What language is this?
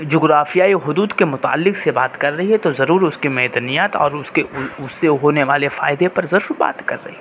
Urdu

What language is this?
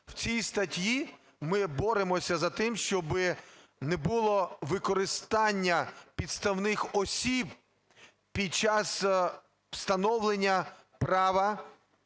Ukrainian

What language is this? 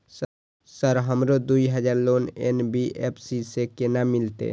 Maithili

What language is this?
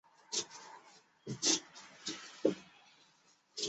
Chinese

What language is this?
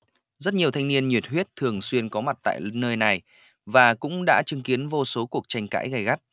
Vietnamese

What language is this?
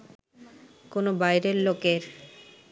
Bangla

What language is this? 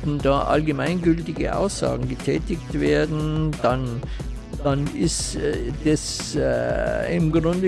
German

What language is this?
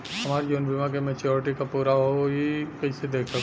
Bhojpuri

